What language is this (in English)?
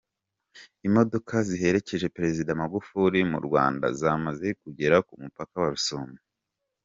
Kinyarwanda